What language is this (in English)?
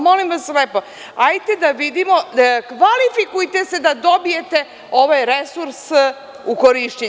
Serbian